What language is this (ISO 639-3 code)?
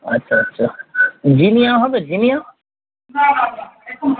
ben